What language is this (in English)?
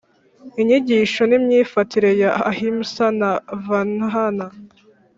Kinyarwanda